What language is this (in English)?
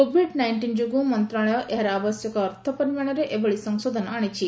Odia